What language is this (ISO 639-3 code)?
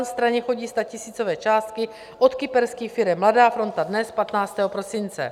ces